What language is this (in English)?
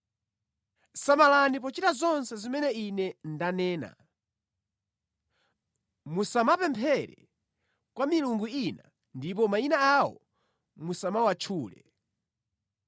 Nyanja